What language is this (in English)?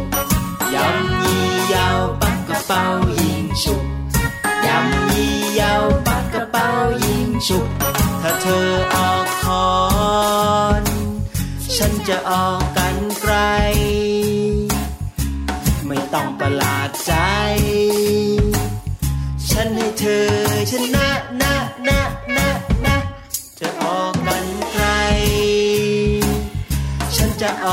Thai